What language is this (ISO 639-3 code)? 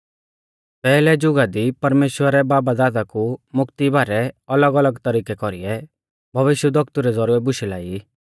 bfz